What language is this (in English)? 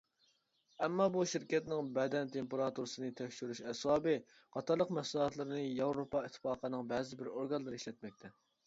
Uyghur